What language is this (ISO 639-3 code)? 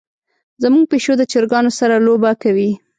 pus